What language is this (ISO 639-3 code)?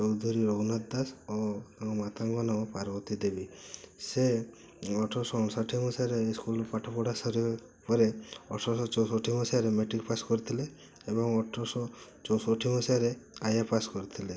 ori